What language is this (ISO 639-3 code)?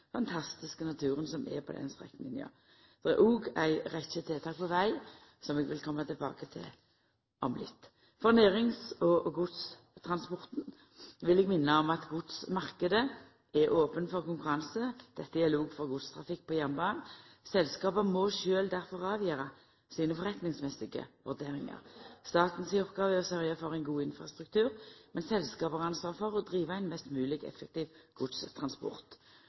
nno